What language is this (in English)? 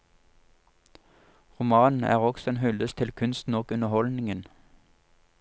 Norwegian